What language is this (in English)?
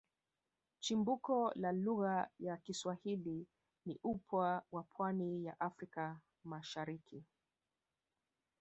Swahili